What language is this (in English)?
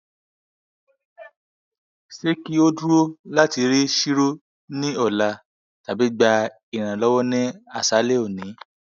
Yoruba